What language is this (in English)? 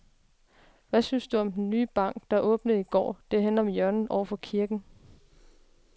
Danish